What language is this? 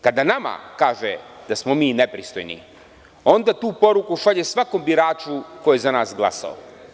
Serbian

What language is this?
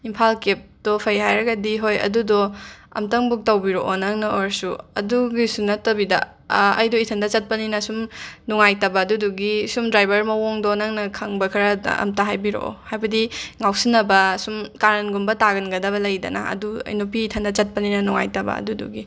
Manipuri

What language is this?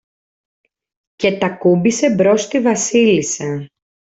Greek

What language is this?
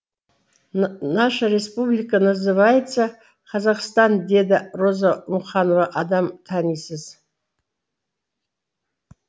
Kazakh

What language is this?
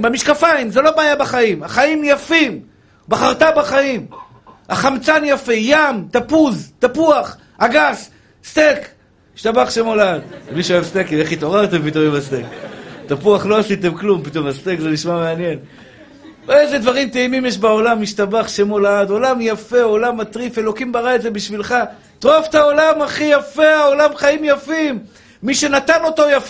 Hebrew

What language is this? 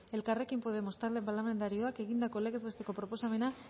Basque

